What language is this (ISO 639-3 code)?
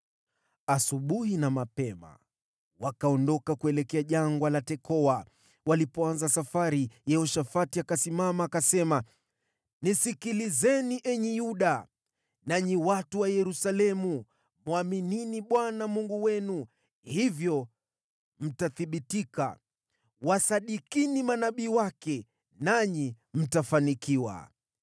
swa